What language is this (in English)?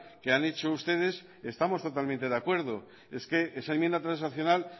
Spanish